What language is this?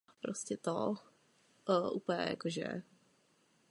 Czech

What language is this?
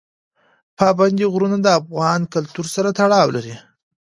Pashto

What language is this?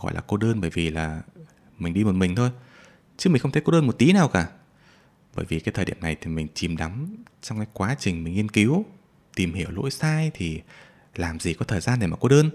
Vietnamese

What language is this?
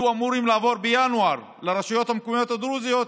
Hebrew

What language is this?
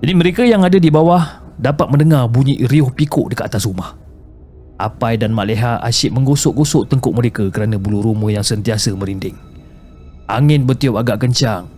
Malay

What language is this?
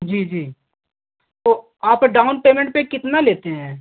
Hindi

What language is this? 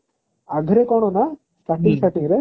Odia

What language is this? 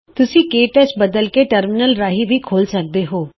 Punjabi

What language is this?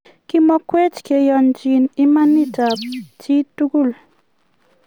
Kalenjin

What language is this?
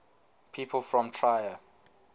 English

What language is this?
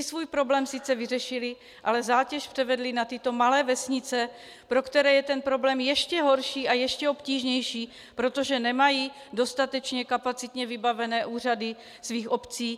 Czech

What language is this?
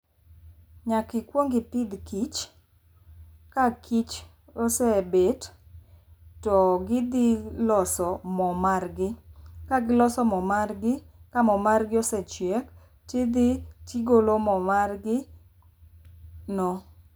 Luo (Kenya and Tanzania)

